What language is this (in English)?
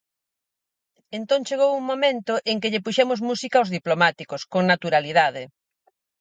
Galician